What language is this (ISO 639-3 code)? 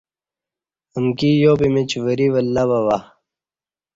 bsh